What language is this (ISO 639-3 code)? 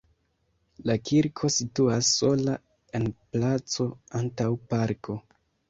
epo